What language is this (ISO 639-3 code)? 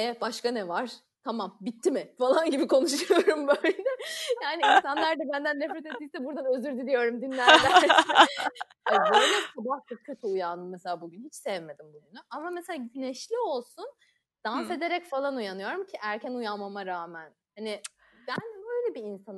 tur